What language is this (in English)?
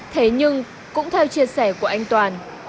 Vietnamese